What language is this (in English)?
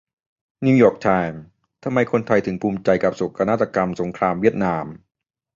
Thai